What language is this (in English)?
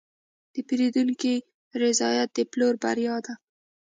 Pashto